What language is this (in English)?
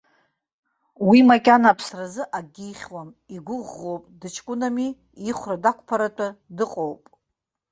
Abkhazian